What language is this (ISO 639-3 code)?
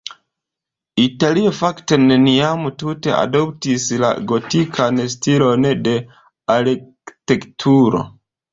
epo